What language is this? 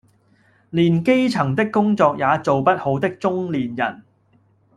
Cantonese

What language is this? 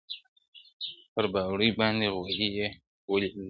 Pashto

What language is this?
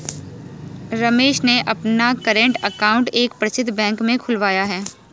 Hindi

